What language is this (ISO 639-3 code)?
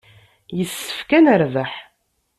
kab